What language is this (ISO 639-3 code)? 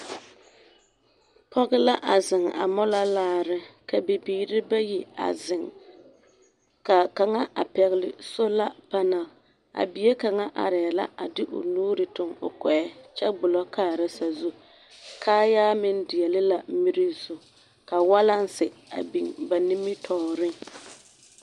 dga